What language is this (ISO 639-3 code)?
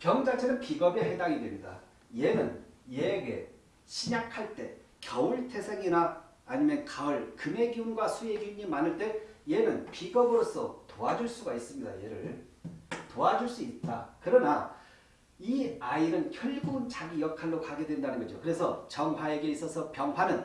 kor